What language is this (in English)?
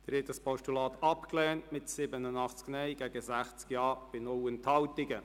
Swiss German